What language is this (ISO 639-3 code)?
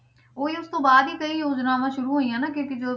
pan